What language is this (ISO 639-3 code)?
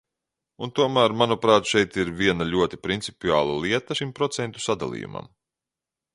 lav